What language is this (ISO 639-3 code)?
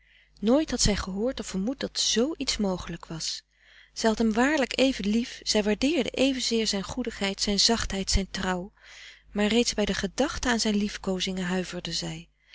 nld